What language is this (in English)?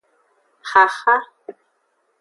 Aja (Benin)